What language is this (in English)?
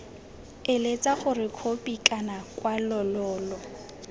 Tswana